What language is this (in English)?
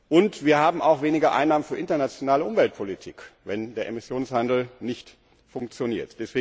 German